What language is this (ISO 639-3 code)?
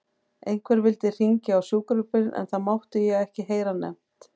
isl